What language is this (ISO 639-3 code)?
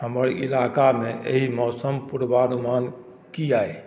mai